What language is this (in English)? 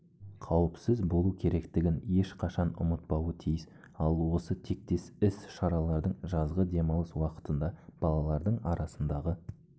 Kazakh